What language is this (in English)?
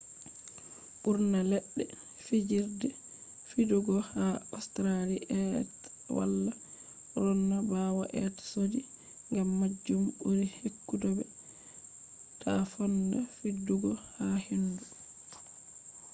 Fula